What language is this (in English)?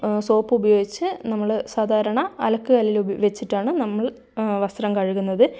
Malayalam